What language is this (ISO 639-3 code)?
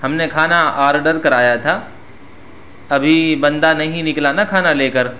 urd